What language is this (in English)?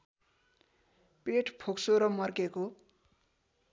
Nepali